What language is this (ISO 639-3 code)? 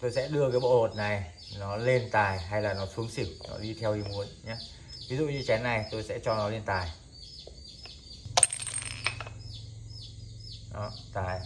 vie